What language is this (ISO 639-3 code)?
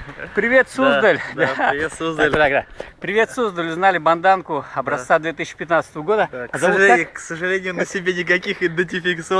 rus